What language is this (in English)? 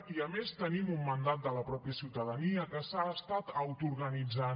Catalan